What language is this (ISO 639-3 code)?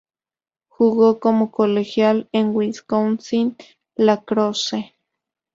spa